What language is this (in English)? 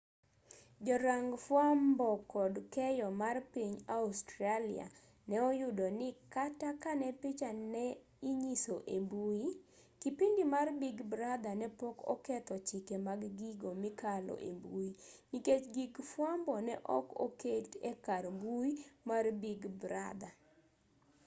Luo (Kenya and Tanzania)